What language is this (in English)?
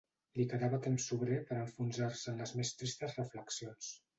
Catalan